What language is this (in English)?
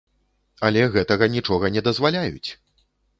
Belarusian